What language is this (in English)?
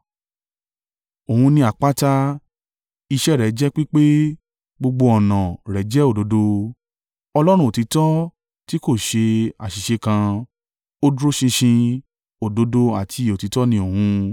Yoruba